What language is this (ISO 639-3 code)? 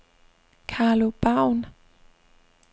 dan